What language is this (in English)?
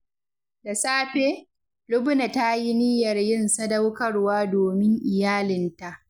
Hausa